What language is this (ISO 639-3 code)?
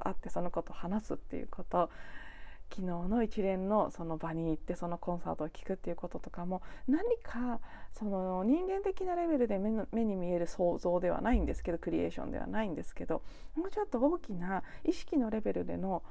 jpn